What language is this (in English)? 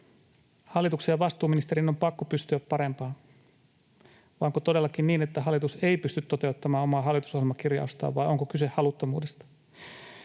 Finnish